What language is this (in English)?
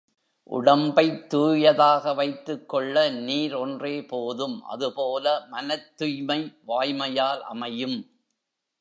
Tamil